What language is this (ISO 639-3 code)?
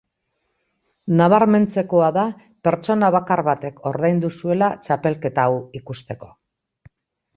eus